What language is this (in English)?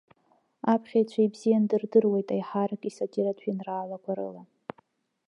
Abkhazian